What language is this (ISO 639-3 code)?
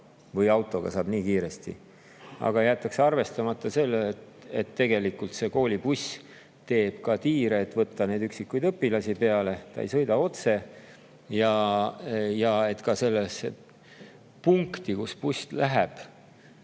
est